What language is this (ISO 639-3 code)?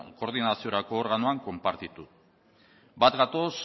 eus